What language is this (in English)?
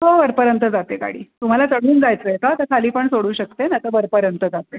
Marathi